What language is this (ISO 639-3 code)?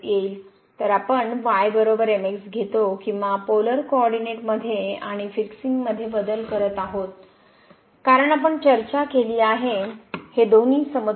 mar